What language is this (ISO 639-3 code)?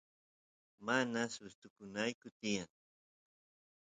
qus